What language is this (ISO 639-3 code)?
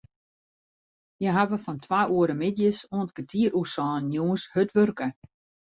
fry